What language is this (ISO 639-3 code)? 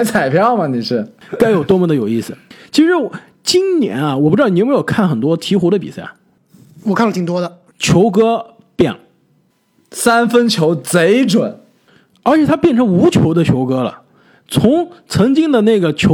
zho